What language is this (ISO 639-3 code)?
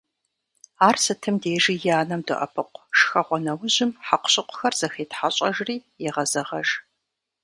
kbd